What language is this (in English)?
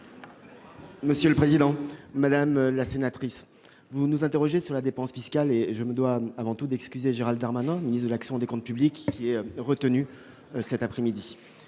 French